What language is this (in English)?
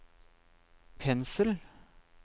Norwegian